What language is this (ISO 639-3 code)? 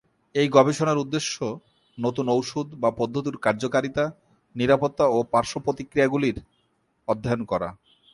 ben